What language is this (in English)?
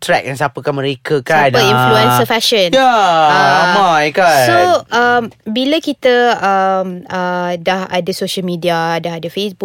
Malay